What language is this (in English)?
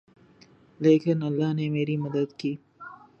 Urdu